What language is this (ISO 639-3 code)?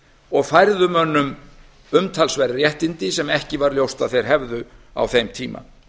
isl